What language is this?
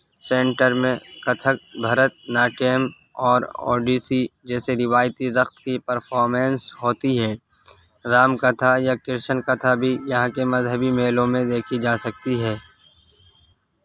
Urdu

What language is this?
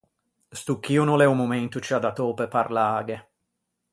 Ligurian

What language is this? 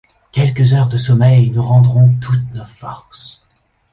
French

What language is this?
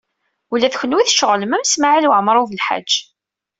Kabyle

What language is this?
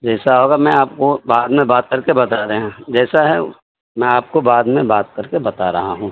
Urdu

